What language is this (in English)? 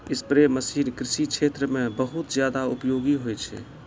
Maithili